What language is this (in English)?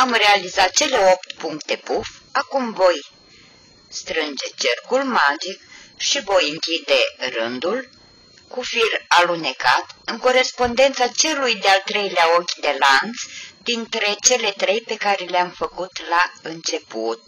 Romanian